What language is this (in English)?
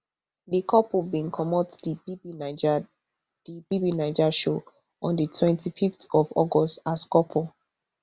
Nigerian Pidgin